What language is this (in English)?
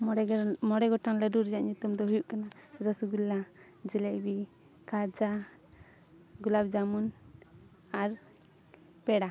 Santali